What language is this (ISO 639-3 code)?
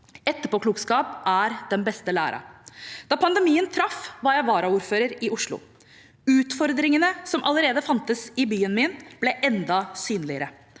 nor